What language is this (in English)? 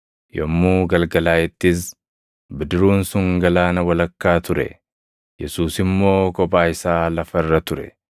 Oromo